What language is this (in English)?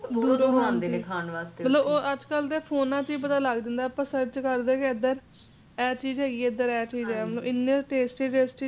Punjabi